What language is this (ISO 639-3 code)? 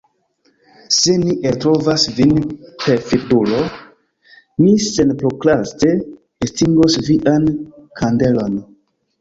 epo